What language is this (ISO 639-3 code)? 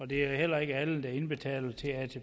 dan